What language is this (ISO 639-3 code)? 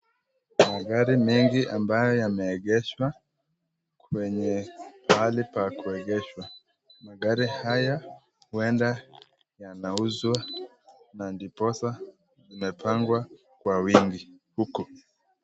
swa